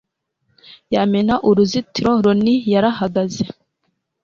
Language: Kinyarwanda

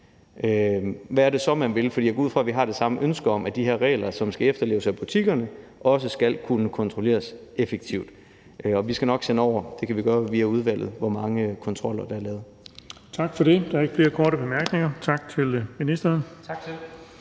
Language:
Danish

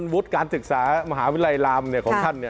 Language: Thai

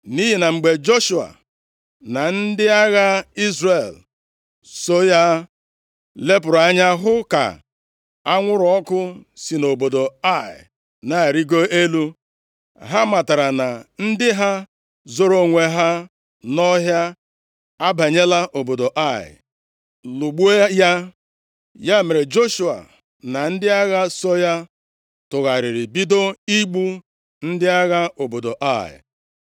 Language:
Igbo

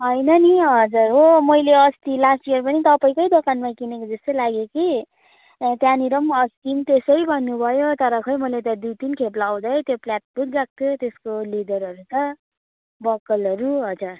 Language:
Nepali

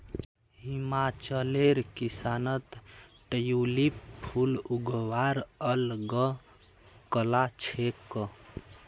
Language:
Magahi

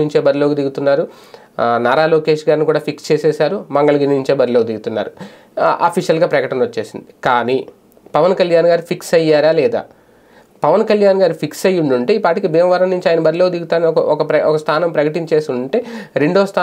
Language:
Telugu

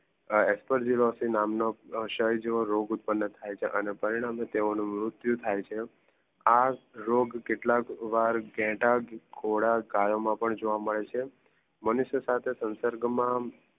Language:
Gujarati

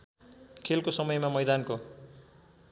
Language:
Nepali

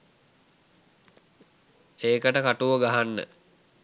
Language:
Sinhala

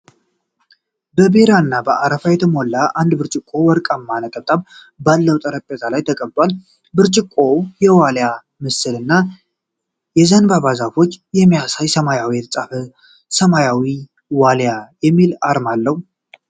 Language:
Amharic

